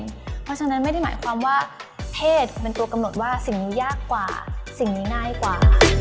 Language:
Thai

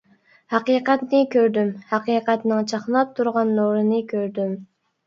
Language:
Uyghur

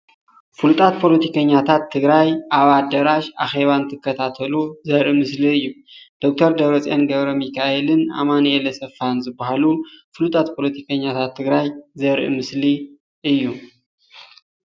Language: Tigrinya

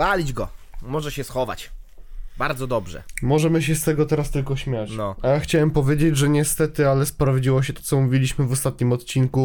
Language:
Polish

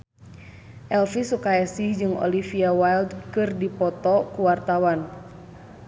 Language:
Sundanese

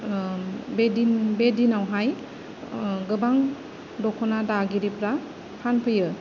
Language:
Bodo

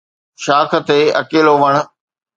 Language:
Sindhi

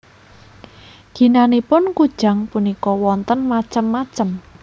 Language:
Javanese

